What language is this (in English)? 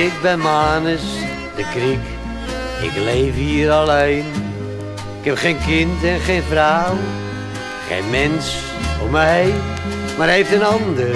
Dutch